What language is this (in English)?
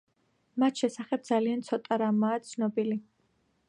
Georgian